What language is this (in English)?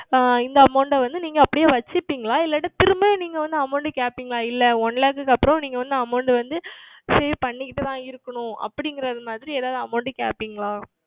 Tamil